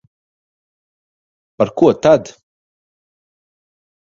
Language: Latvian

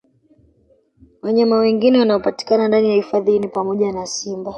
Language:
Swahili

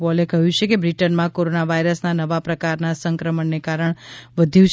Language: Gujarati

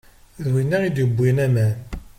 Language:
Kabyle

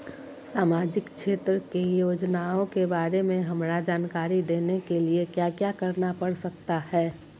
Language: Magahi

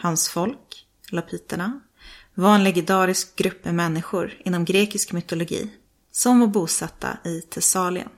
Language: Swedish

